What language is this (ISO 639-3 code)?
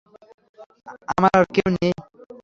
ben